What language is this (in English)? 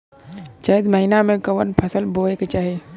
Bhojpuri